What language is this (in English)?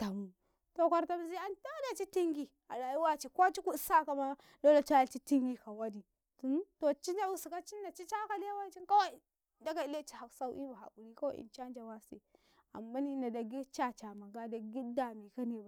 Karekare